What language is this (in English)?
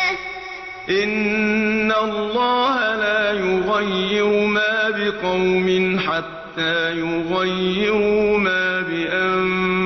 Arabic